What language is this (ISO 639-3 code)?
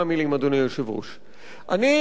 heb